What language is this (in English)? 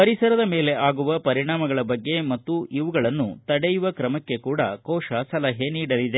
Kannada